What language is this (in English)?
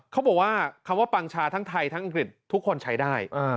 Thai